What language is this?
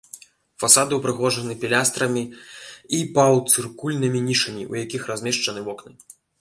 Belarusian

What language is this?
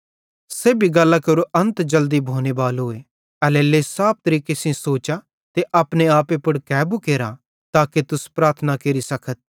Bhadrawahi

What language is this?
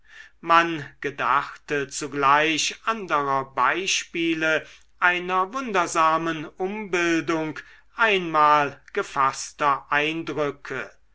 German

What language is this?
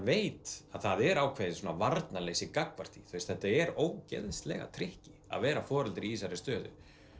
Icelandic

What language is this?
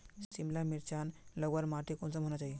Magahi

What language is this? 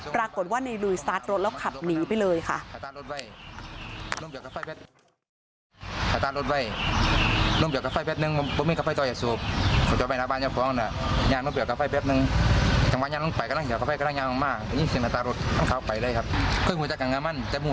Thai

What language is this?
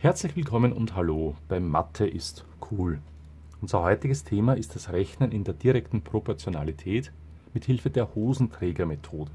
German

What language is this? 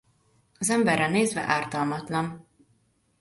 Hungarian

